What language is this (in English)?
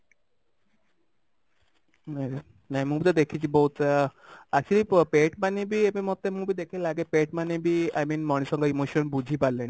Odia